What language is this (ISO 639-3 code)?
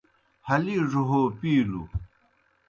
plk